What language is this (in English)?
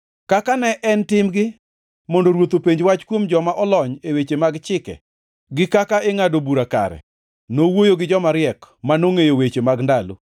Luo (Kenya and Tanzania)